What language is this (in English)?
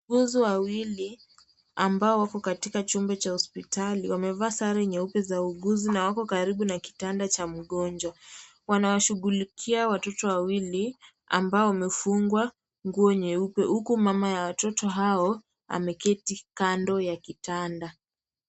Swahili